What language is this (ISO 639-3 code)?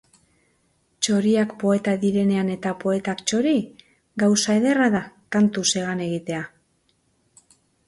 eus